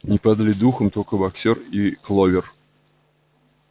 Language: Russian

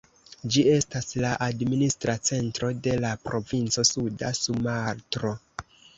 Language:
Esperanto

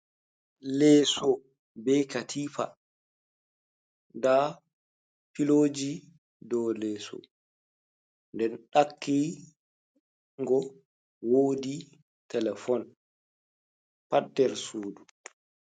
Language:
Fula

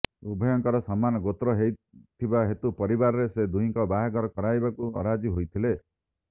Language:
Odia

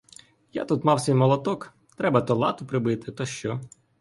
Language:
Ukrainian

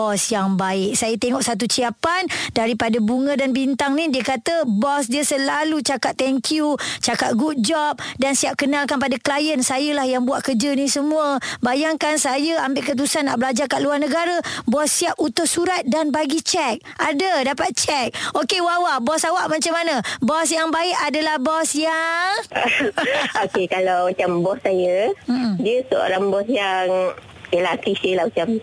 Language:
Malay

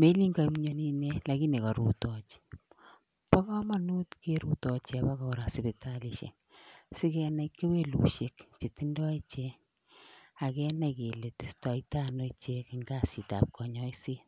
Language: Kalenjin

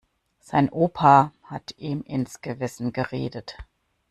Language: German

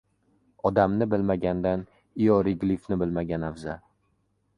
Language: Uzbek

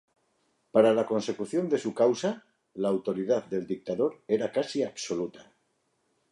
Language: Spanish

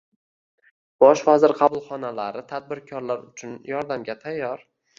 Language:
Uzbek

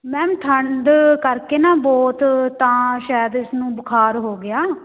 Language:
Punjabi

